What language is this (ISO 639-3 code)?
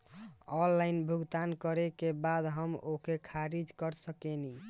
bho